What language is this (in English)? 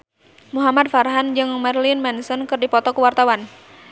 Sundanese